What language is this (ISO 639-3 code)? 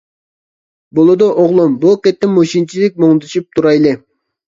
uig